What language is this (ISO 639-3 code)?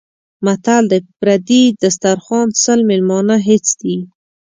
pus